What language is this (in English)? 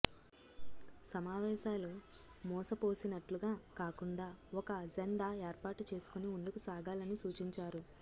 Telugu